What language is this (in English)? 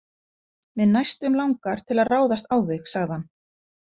Icelandic